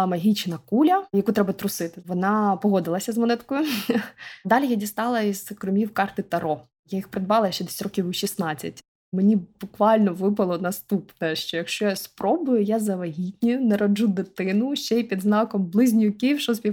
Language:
Ukrainian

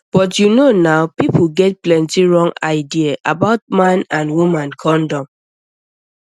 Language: Nigerian Pidgin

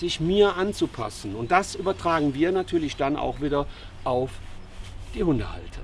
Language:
German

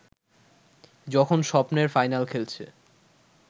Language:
Bangla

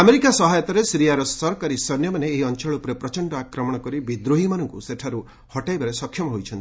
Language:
Odia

